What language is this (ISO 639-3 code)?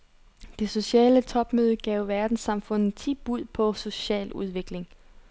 dan